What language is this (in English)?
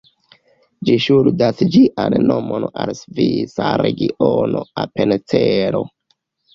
Esperanto